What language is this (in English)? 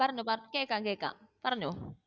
Malayalam